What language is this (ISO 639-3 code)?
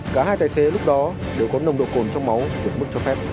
vie